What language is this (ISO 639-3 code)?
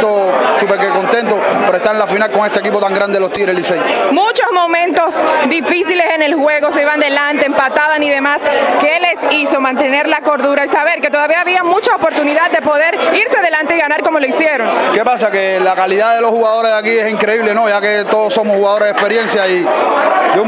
spa